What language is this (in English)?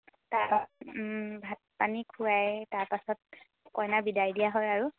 Assamese